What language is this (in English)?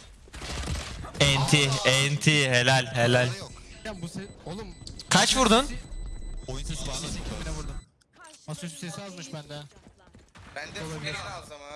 Turkish